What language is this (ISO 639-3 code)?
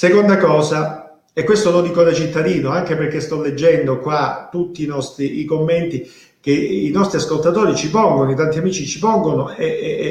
ita